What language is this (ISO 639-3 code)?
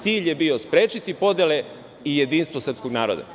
srp